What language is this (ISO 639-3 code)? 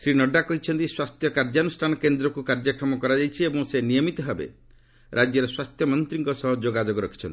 ori